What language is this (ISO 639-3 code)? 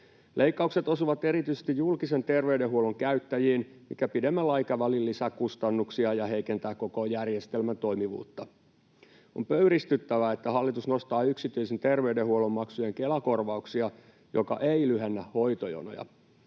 fin